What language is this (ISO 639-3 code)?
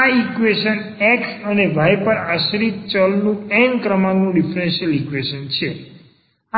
guj